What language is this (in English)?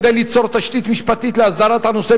Hebrew